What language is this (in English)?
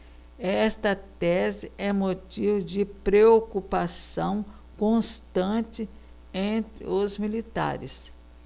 Portuguese